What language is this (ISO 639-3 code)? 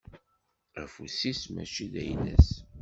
kab